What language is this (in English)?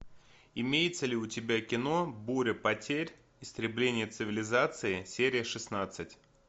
Russian